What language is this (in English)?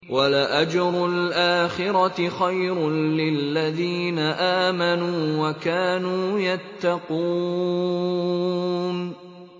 Arabic